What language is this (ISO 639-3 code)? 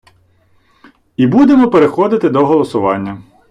ukr